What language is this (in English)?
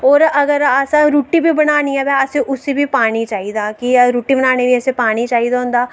Dogri